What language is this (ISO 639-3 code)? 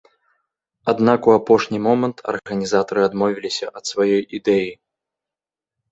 bel